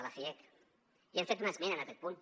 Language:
Catalan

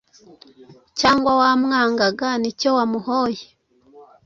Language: Kinyarwanda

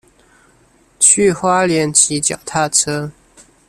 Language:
Chinese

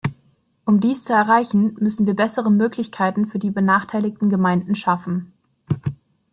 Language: German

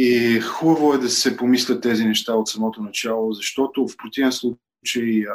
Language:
Bulgarian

